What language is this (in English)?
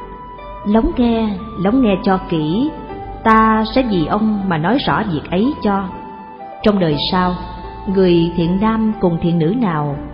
Vietnamese